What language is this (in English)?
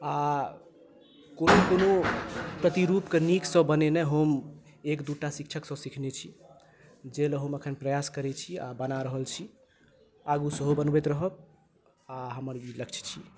Maithili